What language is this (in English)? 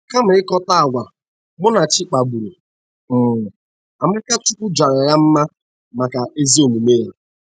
Igbo